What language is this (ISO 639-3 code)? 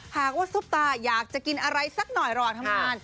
tha